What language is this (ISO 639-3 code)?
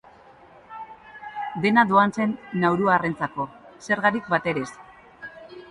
eus